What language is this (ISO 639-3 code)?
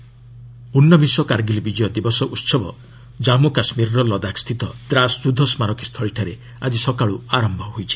ori